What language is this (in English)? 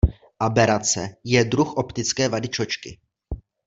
Czech